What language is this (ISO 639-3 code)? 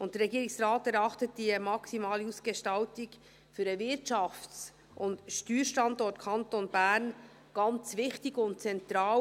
gsw